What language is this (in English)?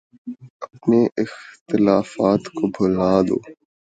Urdu